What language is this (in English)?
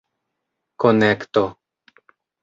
Esperanto